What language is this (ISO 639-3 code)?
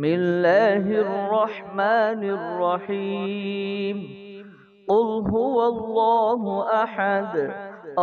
ara